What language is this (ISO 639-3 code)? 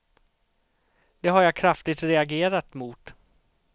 swe